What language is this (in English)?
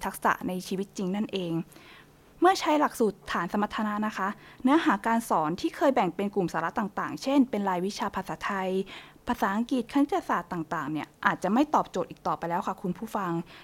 Thai